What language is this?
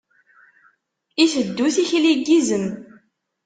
Kabyle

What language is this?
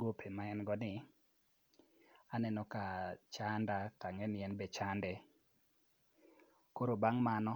Luo (Kenya and Tanzania)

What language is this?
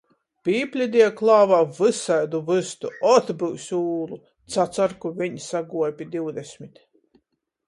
Latgalian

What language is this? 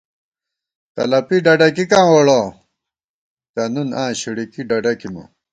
Gawar-Bati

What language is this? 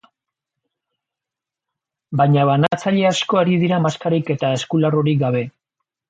Basque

